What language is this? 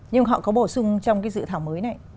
Vietnamese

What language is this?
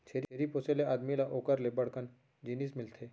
Chhattisgarhi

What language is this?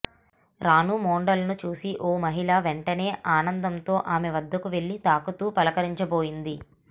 Telugu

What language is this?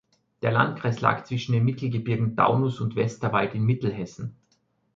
German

